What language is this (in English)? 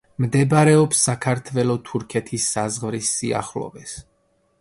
Georgian